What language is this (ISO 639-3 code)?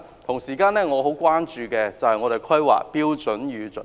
yue